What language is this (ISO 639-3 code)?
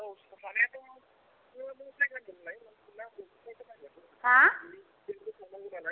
brx